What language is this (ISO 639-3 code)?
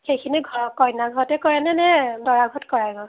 asm